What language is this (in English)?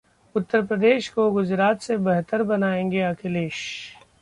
Hindi